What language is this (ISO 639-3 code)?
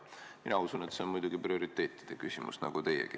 est